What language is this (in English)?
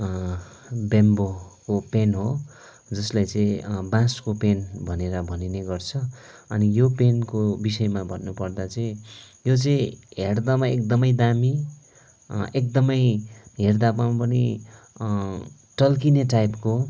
Nepali